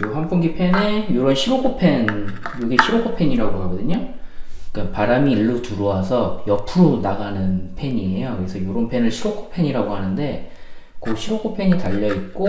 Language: Korean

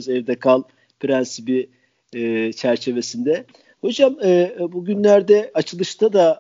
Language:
Turkish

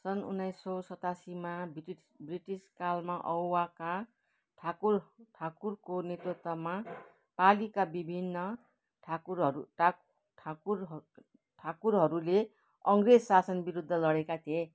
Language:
Nepali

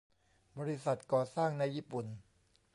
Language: Thai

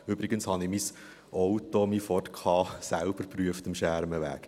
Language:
Swiss German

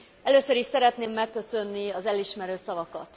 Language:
Hungarian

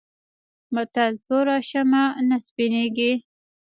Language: Pashto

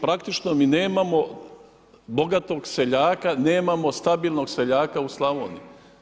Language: Croatian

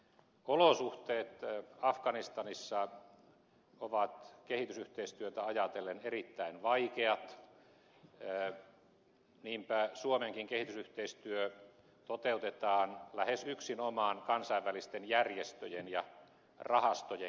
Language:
Finnish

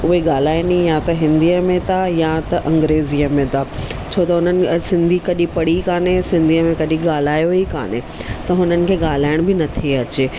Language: Sindhi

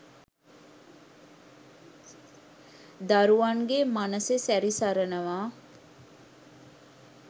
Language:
Sinhala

